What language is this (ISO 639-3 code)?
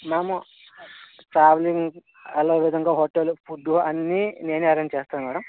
tel